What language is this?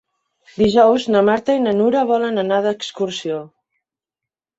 Catalan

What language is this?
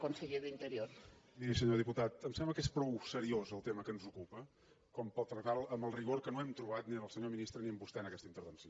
Catalan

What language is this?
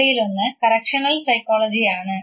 Malayalam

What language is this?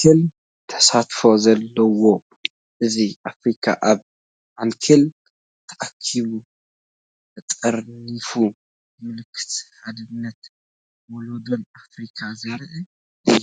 Tigrinya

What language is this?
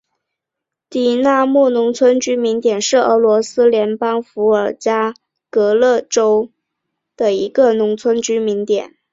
Chinese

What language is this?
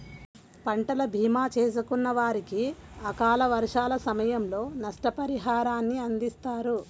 Telugu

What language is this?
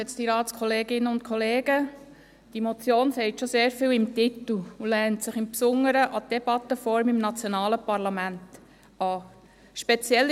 Swiss German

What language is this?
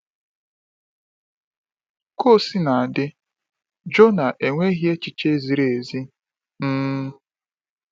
Igbo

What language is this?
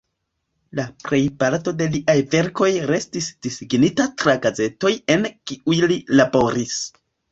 Esperanto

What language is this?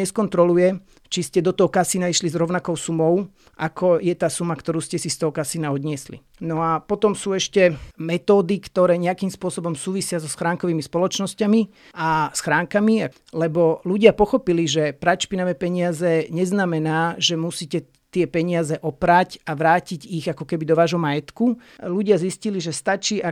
Slovak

